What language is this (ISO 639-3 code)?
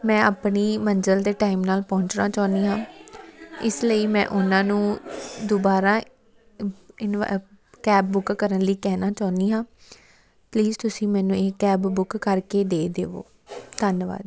pan